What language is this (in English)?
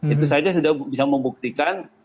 Indonesian